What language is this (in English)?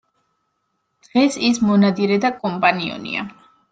Georgian